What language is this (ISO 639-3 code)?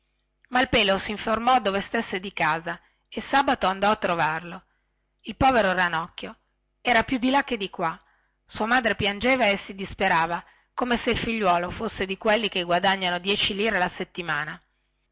ita